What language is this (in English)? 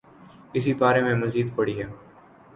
Urdu